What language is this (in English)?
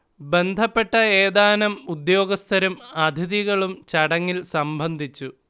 Malayalam